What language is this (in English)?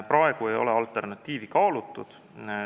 Estonian